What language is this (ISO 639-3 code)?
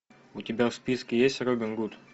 rus